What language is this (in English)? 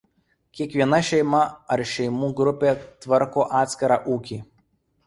Lithuanian